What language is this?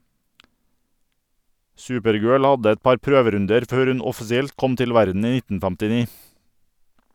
Norwegian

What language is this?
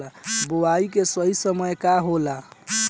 Bhojpuri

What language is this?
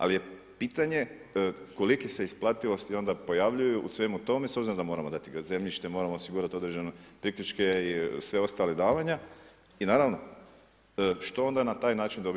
Croatian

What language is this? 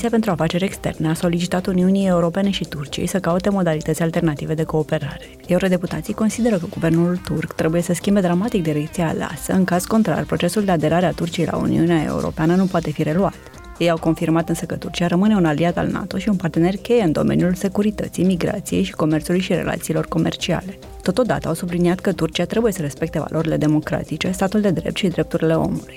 Romanian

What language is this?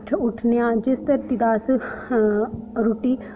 Dogri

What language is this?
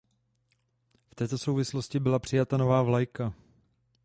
Czech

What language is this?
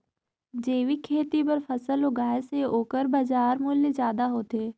Chhattisgarhi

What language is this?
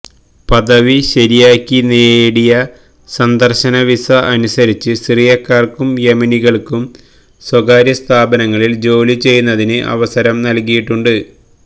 Malayalam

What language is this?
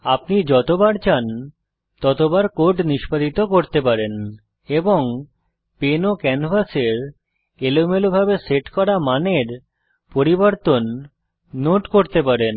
Bangla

